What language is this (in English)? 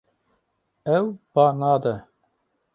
Kurdish